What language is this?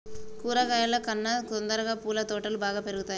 Telugu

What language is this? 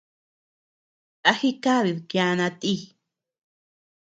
Tepeuxila Cuicatec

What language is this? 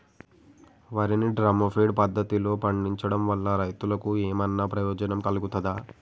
Telugu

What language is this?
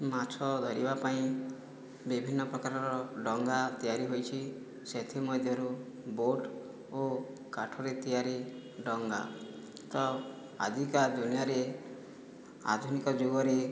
Odia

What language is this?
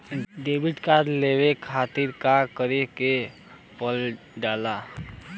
Bhojpuri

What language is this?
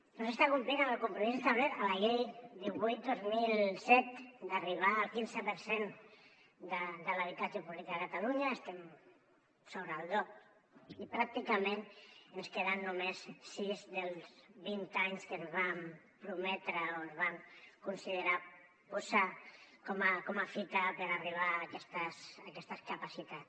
Catalan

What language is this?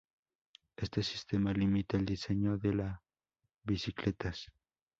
Spanish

